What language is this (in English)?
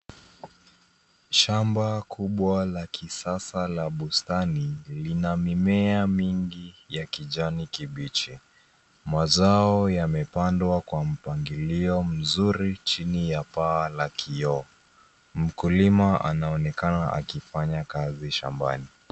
Swahili